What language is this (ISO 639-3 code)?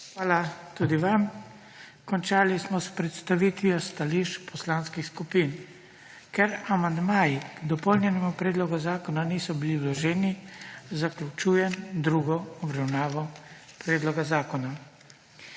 slv